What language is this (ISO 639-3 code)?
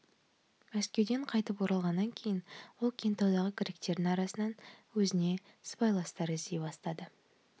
kaz